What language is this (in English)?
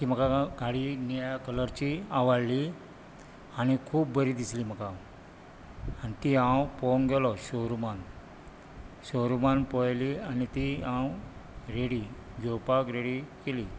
Konkani